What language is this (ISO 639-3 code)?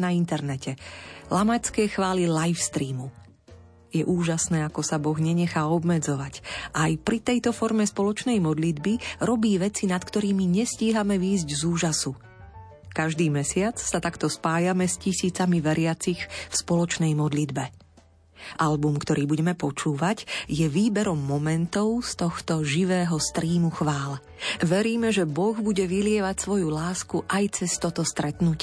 slk